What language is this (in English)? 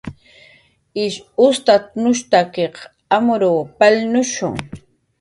Jaqaru